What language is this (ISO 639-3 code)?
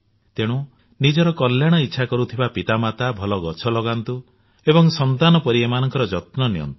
ori